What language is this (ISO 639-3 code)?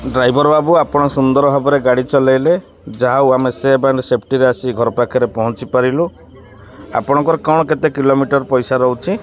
ori